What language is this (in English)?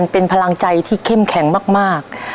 Thai